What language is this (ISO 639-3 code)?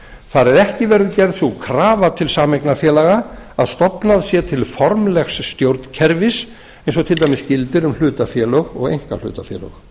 isl